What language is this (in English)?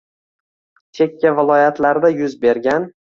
Uzbek